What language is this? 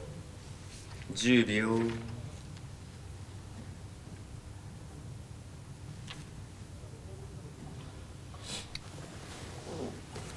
Japanese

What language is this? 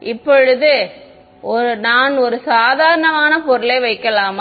Tamil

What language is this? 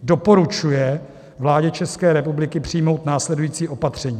Czech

